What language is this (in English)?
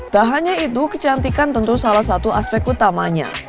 Indonesian